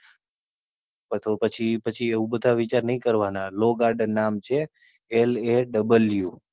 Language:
Gujarati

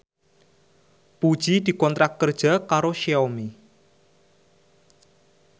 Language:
Javanese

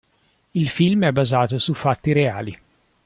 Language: Italian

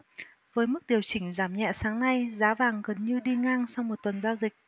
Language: Vietnamese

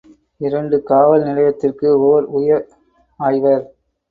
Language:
Tamil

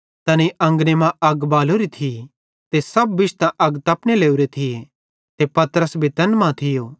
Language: Bhadrawahi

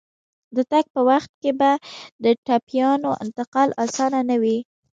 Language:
Pashto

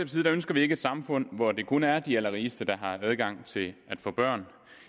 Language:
Danish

